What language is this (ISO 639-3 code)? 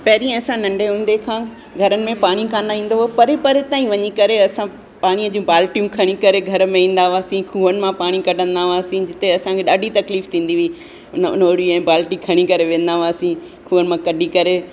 snd